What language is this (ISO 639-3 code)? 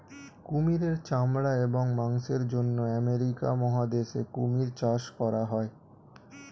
ben